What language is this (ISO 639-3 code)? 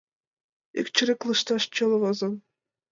chm